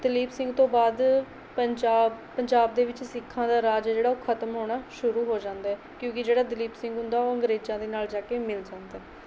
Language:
Punjabi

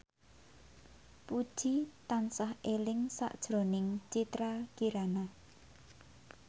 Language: Javanese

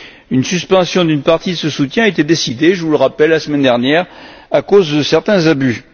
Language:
French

